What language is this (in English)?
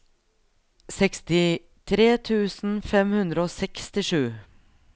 Norwegian